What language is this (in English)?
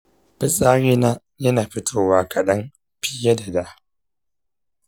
Hausa